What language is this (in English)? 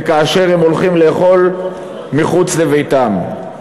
Hebrew